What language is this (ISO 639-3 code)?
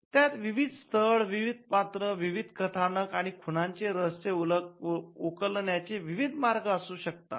mar